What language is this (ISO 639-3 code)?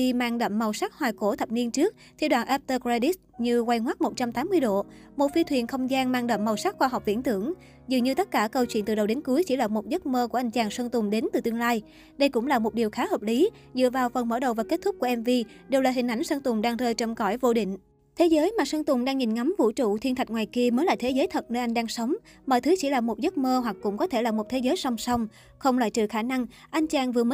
vie